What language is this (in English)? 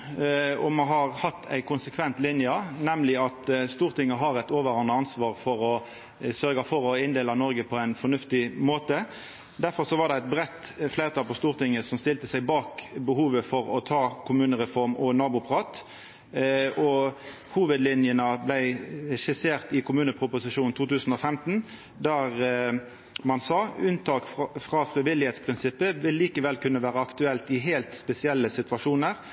Norwegian Nynorsk